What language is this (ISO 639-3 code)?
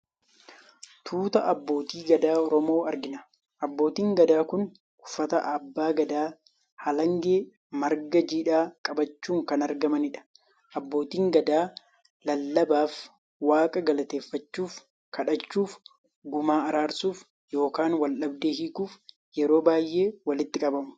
orm